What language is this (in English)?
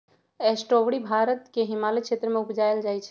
Magahi